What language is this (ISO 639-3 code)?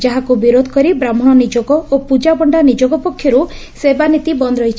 ori